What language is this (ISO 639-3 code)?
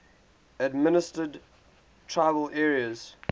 eng